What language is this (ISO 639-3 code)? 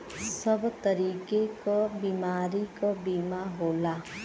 bho